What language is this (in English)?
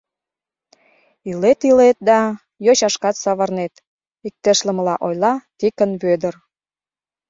Mari